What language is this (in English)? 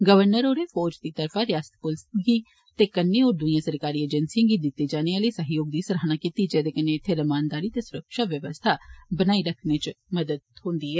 Dogri